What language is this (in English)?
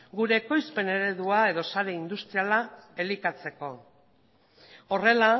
Basque